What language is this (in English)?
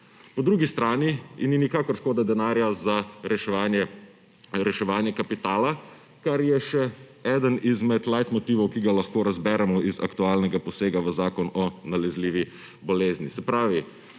Slovenian